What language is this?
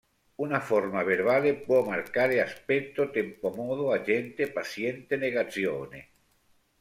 Italian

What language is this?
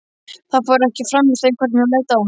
Icelandic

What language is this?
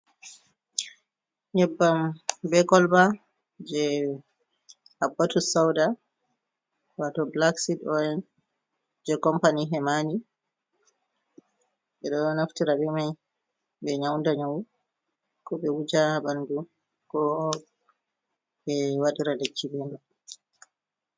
Fula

